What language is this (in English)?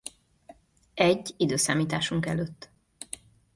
Hungarian